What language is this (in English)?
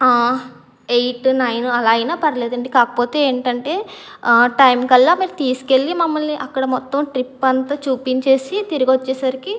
Telugu